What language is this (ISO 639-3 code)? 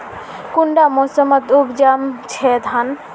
mag